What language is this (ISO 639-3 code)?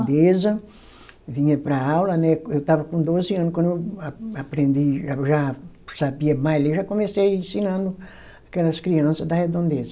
por